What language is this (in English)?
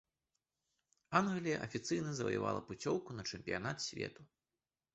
Belarusian